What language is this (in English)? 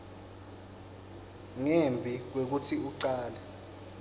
Swati